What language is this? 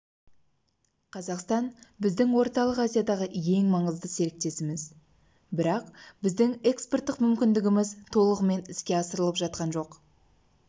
Kazakh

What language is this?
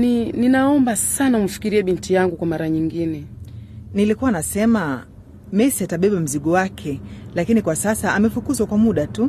Swahili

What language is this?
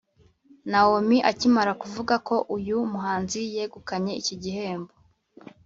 Kinyarwanda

